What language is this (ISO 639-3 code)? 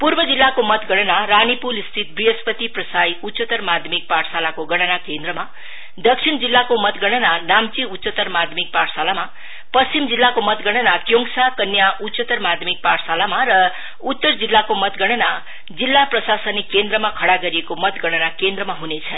nep